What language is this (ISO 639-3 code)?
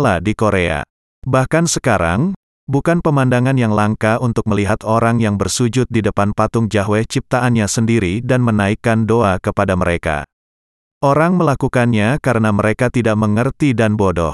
ind